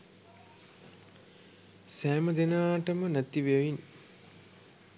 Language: Sinhala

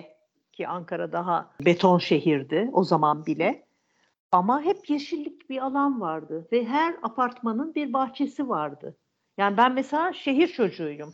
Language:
Turkish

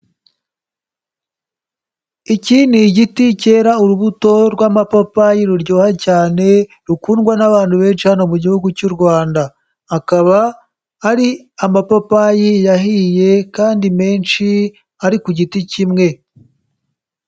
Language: Kinyarwanda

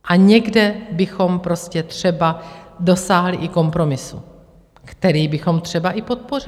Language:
Czech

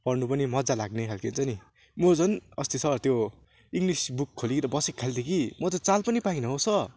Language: Nepali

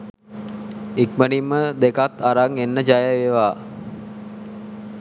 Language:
Sinhala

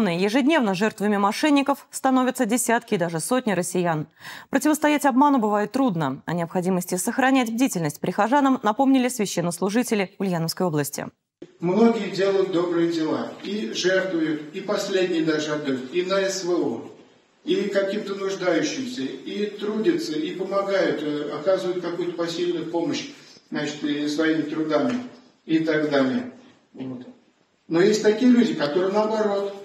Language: Russian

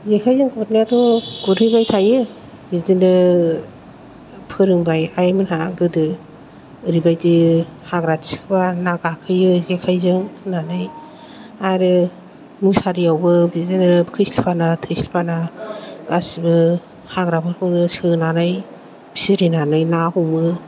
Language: Bodo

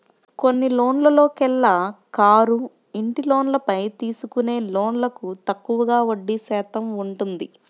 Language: Telugu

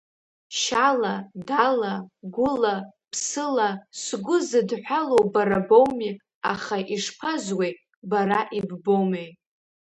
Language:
Abkhazian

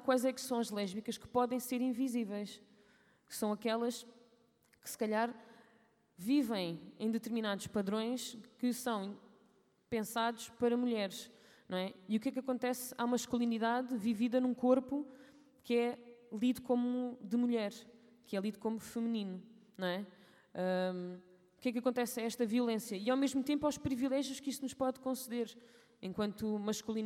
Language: Portuguese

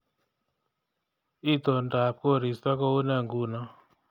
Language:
Kalenjin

